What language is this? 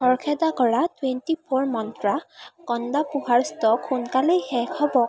Assamese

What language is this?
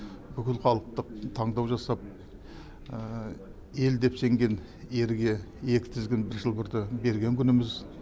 Kazakh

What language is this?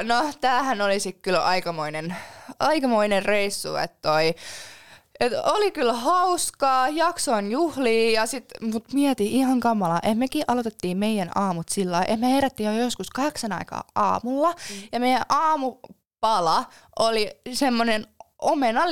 Finnish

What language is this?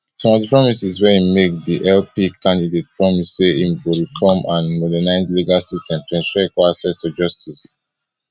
Nigerian Pidgin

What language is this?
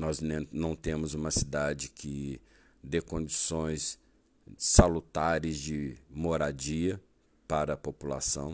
Portuguese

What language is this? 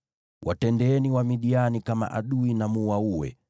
Swahili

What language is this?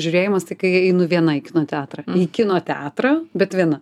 Lithuanian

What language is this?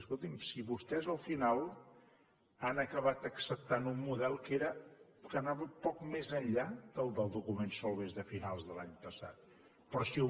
Catalan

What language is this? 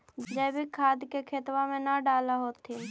Magahi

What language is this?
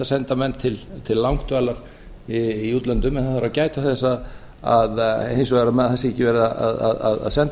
Icelandic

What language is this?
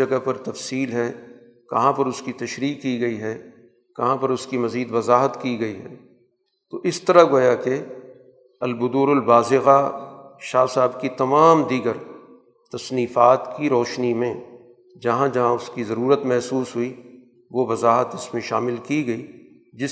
Urdu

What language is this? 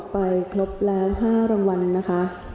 Thai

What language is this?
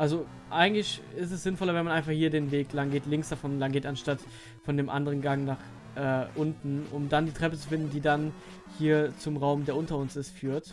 German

